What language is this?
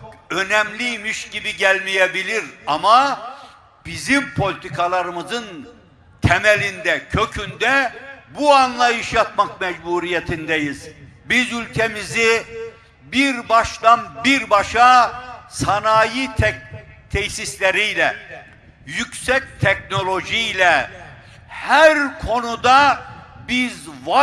Turkish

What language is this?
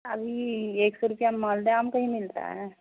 Urdu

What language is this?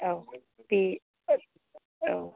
Bodo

